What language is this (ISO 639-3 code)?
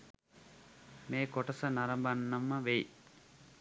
sin